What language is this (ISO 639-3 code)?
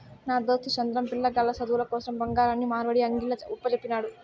tel